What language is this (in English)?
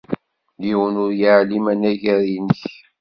Kabyle